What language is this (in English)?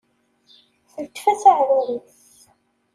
Kabyle